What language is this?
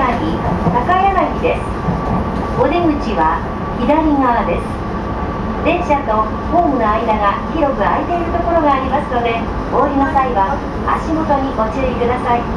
Japanese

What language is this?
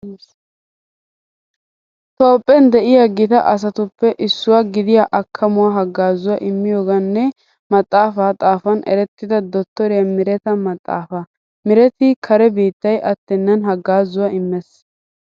Wolaytta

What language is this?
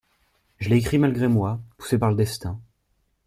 French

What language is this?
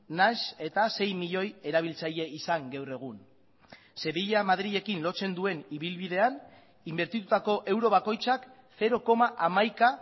Basque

